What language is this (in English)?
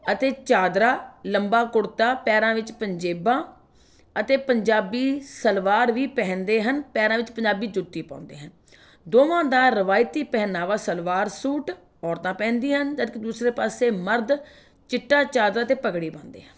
Punjabi